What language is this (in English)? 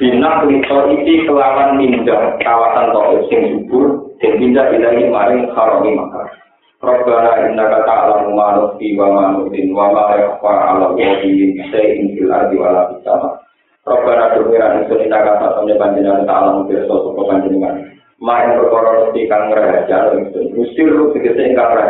Indonesian